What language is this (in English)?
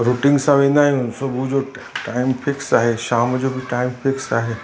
Sindhi